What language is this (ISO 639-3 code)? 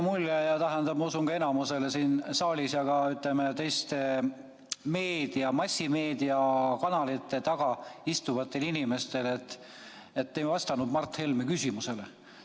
est